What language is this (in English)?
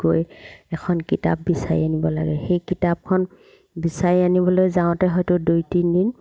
Assamese